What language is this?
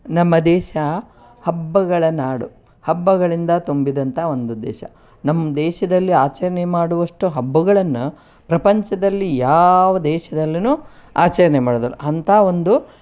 Kannada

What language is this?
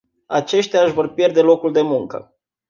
Romanian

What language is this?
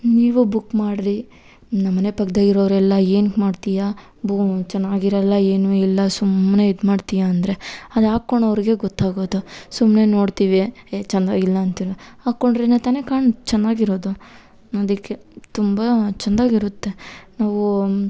Kannada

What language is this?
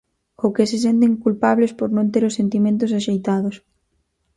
Galician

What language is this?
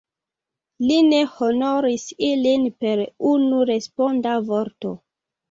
Esperanto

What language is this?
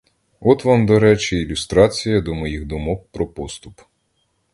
Ukrainian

